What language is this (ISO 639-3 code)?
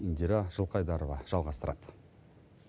kaz